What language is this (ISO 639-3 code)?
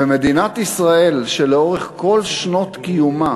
heb